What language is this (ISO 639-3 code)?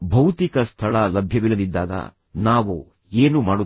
kan